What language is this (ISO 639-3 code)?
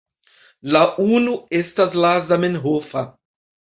epo